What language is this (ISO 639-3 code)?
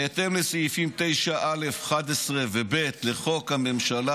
heb